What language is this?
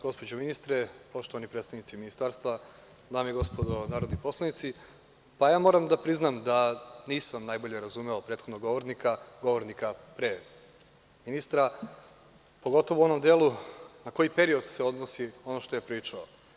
Serbian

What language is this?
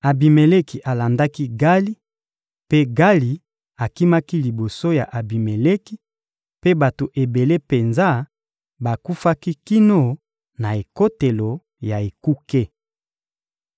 Lingala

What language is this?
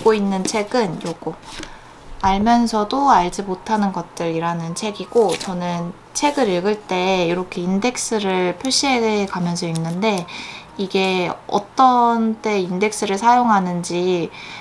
Korean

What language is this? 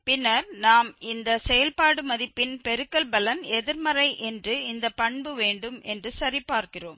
Tamil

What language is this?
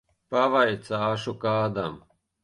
Latvian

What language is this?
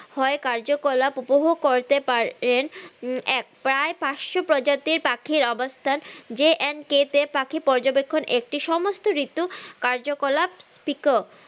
Bangla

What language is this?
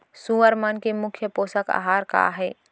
Chhattisgarhi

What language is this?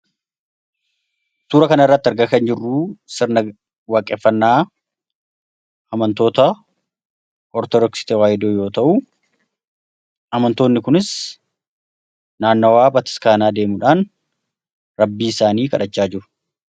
Oromo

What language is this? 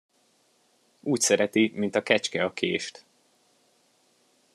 Hungarian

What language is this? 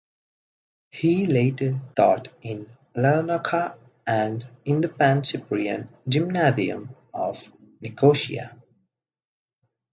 English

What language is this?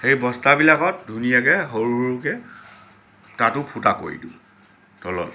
Assamese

